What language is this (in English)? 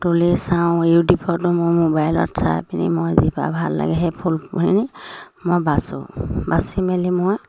Assamese